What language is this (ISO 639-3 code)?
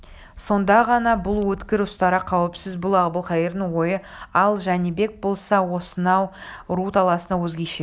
kaz